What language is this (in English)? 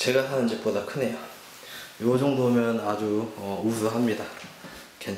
Korean